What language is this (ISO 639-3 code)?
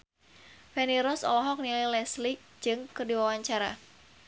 sun